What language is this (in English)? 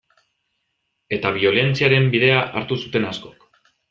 Basque